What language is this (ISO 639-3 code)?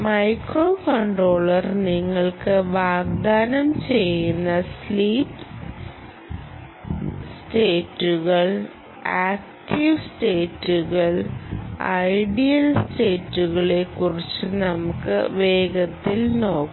mal